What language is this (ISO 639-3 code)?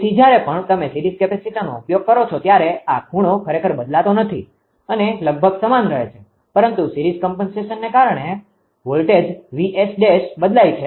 guj